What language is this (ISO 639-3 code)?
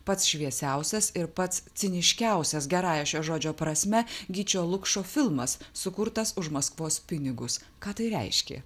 lit